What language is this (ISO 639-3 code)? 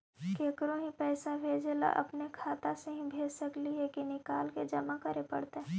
mag